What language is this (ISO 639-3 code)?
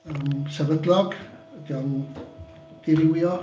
cym